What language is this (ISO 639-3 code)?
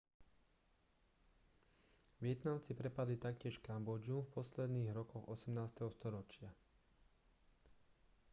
slk